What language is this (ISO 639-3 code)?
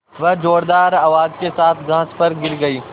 hin